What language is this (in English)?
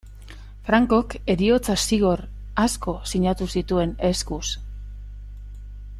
Basque